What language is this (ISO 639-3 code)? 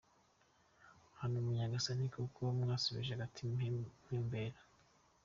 kin